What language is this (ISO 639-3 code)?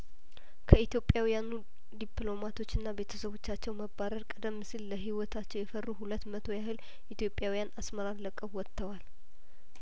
amh